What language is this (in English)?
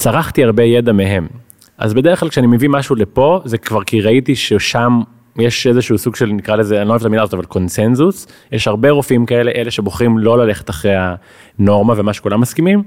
Hebrew